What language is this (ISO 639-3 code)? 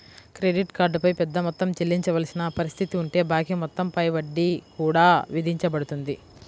tel